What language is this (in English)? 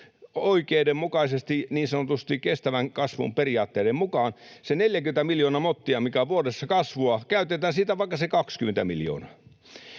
Finnish